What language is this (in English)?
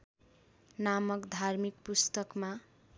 Nepali